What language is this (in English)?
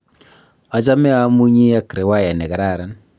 Kalenjin